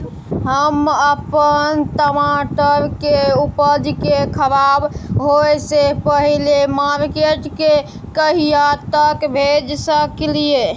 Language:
Maithili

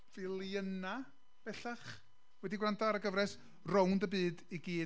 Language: Welsh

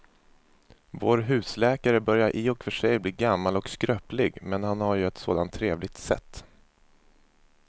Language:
Swedish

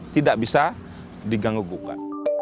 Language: Indonesian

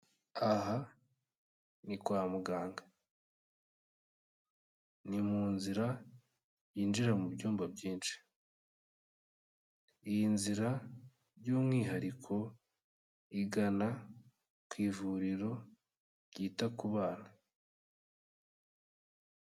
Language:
Kinyarwanda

